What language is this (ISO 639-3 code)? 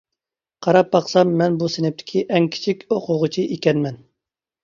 uig